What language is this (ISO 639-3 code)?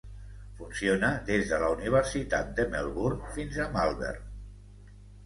cat